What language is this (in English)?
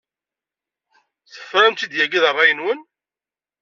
Kabyle